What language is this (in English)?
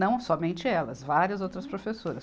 Portuguese